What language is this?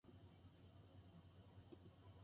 Japanese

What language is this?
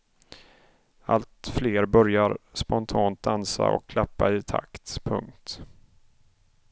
Swedish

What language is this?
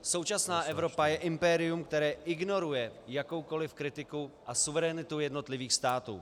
Czech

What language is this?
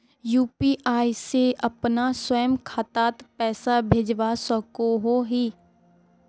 Magahi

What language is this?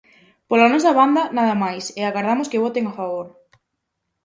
Galician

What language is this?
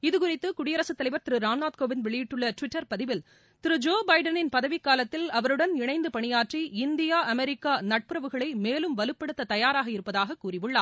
Tamil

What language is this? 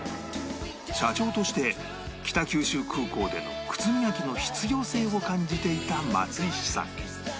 Japanese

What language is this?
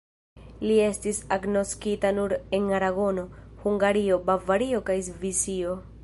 Esperanto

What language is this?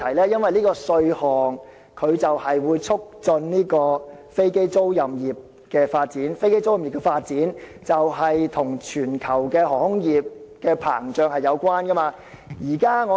Cantonese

